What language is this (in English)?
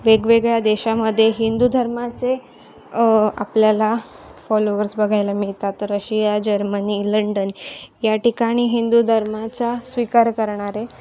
Marathi